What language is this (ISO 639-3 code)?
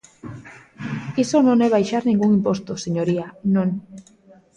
glg